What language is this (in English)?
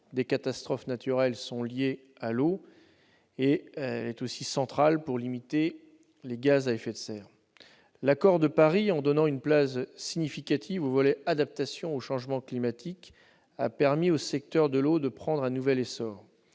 French